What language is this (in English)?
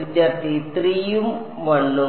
Malayalam